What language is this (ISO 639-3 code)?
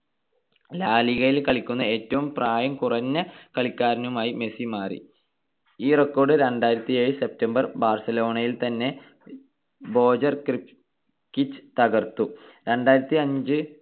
mal